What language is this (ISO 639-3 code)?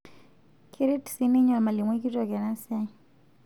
mas